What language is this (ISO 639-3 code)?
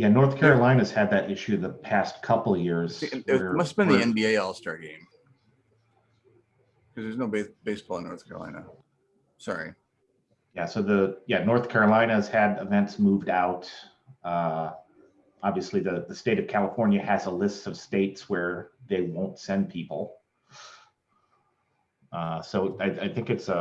eng